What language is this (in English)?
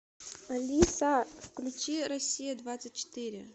Russian